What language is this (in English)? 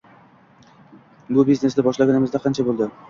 Uzbek